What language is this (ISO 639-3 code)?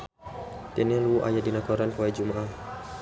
sun